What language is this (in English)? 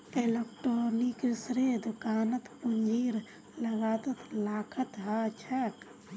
Magahi